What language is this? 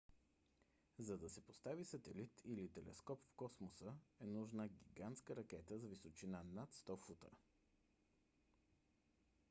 Bulgarian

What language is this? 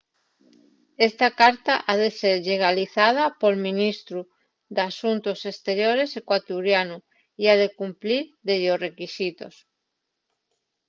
Asturian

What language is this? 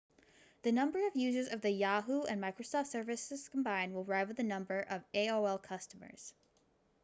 English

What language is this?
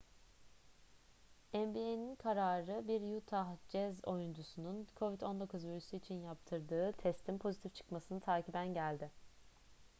Turkish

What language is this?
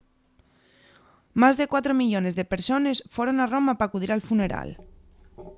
Asturian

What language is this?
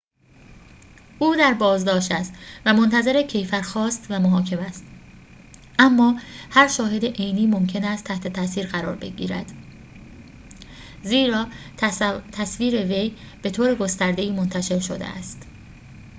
Persian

